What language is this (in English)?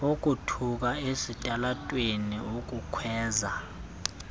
Xhosa